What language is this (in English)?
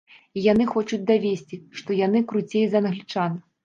Belarusian